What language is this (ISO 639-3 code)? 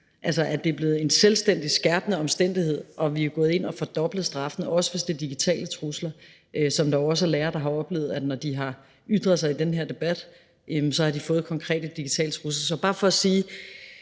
dan